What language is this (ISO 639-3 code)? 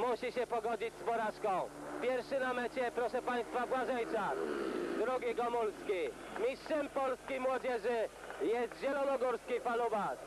pol